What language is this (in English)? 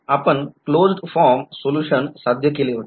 Marathi